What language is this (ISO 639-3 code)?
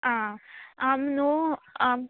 kok